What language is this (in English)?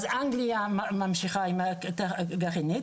Hebrew